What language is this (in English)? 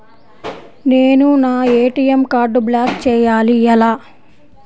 Telugu